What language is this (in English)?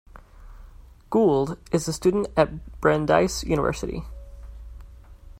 English